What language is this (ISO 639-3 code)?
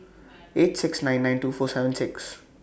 eng